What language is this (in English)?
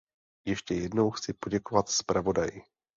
Czech